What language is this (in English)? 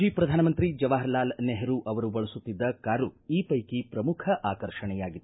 Kannada